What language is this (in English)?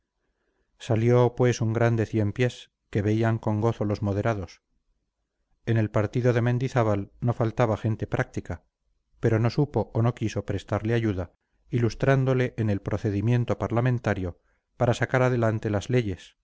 Spanish